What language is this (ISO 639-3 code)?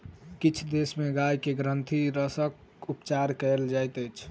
mai